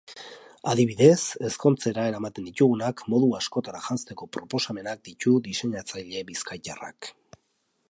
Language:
Basque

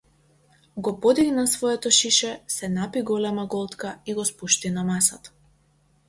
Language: Macedonian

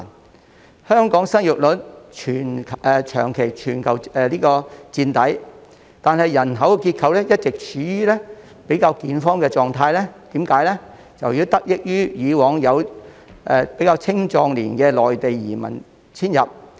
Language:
Cantonese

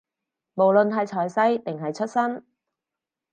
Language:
Cantonese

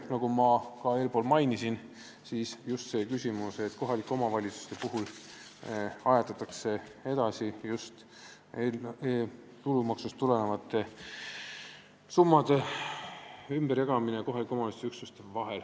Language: Estonian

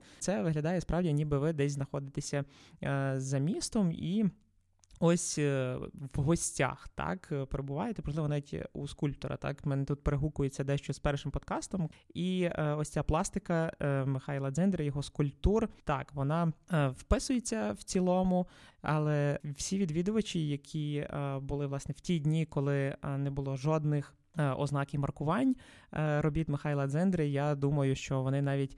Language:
Ukrainian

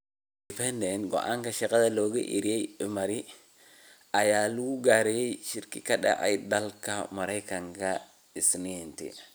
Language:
Somali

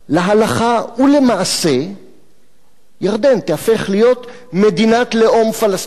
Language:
Hebrew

